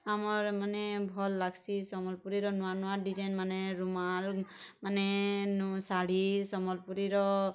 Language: Odia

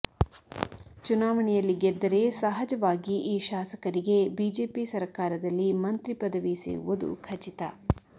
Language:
Kannada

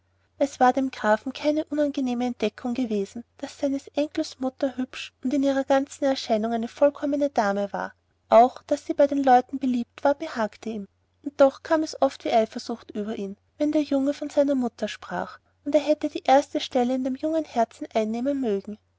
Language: German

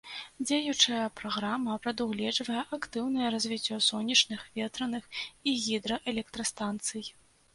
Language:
Belarusian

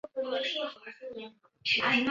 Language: Chinese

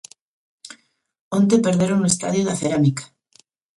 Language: Galician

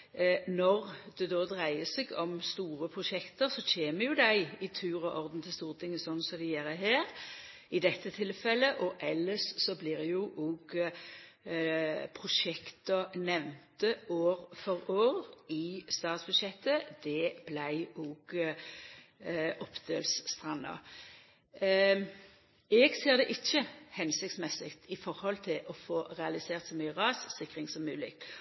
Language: Norwegian Nynorsk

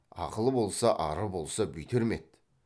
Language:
Kazakh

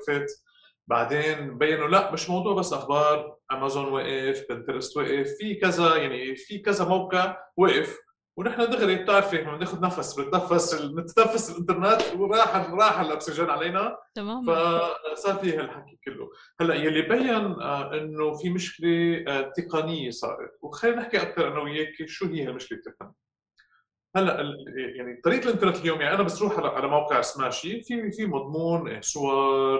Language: Arabic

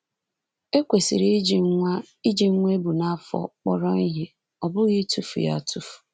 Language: Igbo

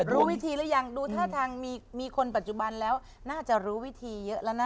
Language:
Thai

